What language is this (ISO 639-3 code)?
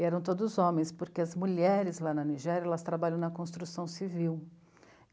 por